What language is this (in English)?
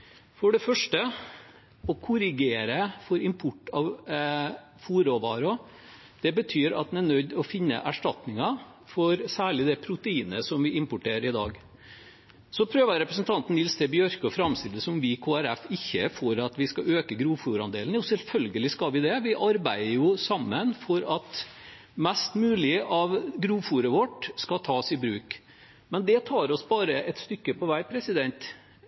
Norwegian Bokmål